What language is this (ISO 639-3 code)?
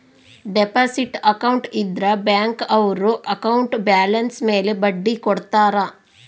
kan